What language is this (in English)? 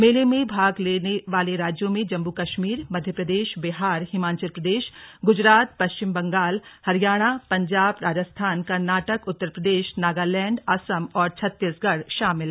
Hindi